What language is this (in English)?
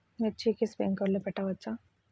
Telugu